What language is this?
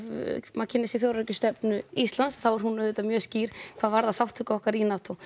Icelandic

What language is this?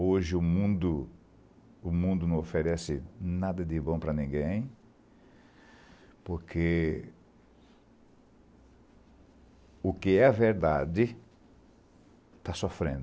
Portuguese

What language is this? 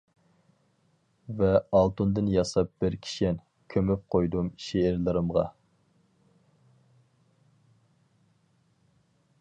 Uyghur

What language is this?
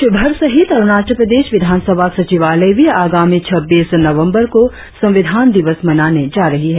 Hindi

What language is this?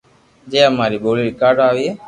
Loarki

